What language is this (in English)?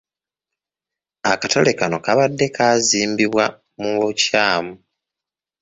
Ganda